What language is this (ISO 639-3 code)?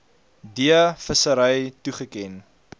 afr